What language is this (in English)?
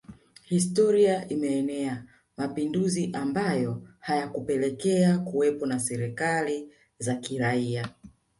Swahili